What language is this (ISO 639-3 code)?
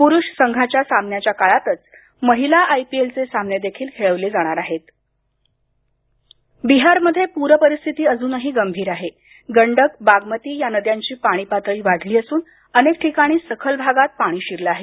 mar